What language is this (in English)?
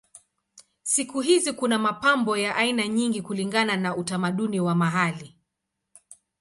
Swahili